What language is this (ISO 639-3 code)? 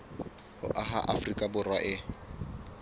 sot